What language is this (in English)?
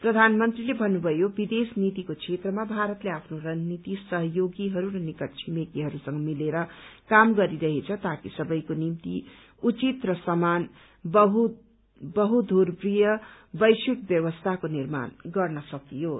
Nepali